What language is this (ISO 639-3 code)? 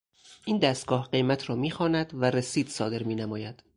fas